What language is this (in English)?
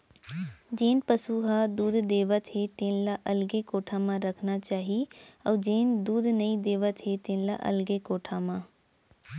Chhattisgarhi